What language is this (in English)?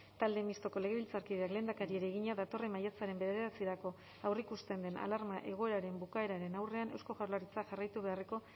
Basque